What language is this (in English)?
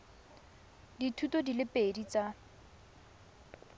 Tswana